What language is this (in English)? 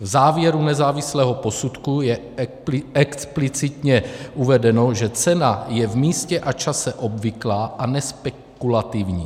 Czech